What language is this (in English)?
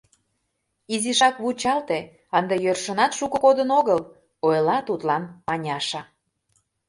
Mari